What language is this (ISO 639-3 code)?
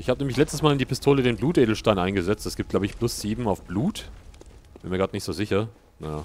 deu